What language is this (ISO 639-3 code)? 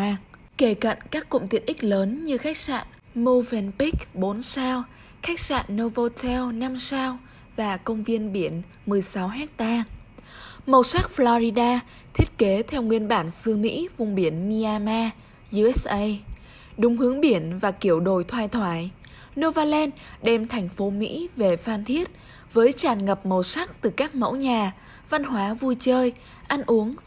vie